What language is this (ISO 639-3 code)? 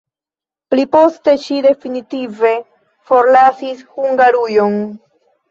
epo